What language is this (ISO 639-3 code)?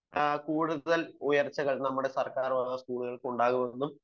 mal